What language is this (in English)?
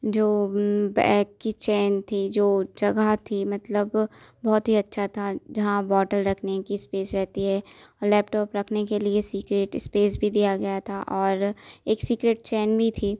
Hindi